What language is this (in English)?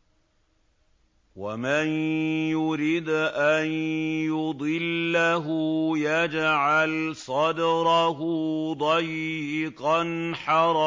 Arabic